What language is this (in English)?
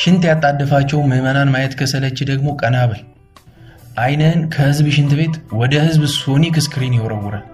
Amharic